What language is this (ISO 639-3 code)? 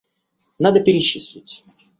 rus